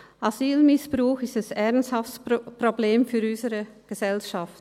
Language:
Swiss German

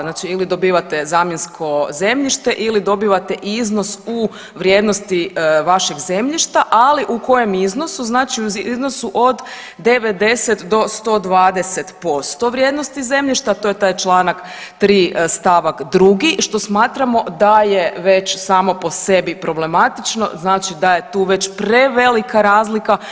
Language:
Croatian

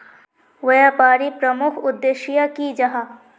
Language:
Magahi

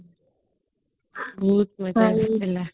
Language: Odia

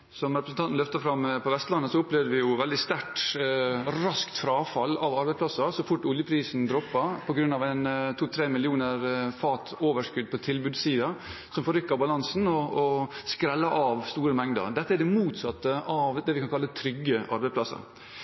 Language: Norwegian Bokmål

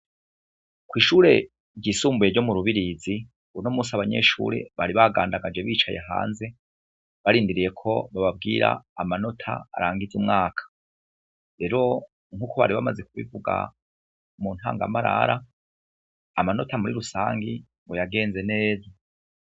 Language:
Rundi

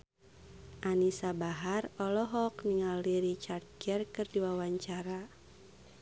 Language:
Sundanese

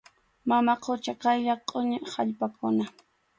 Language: Arequipa-La Unión Quechua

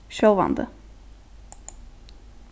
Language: Faroese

